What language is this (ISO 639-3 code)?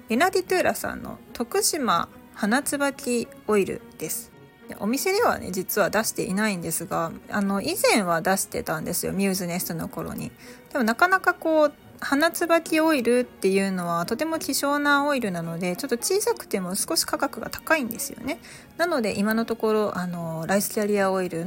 jpn